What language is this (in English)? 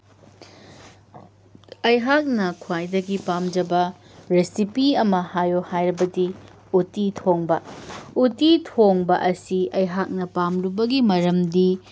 Manipuri